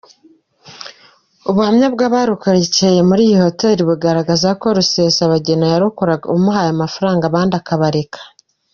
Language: Kinyarwanda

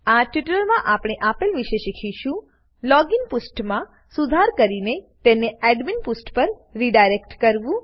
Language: Gujarati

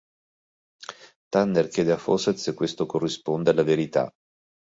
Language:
Italian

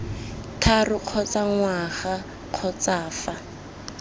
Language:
Tswana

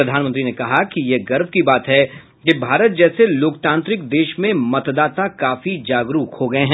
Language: Hindi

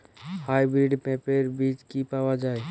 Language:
Bangla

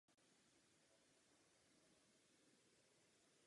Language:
Czech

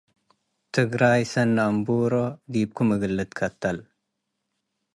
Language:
Tigre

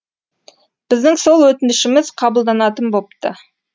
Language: Kazakh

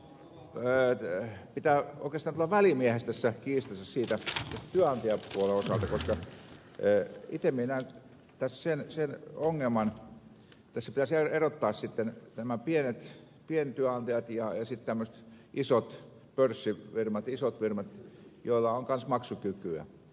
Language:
Finnish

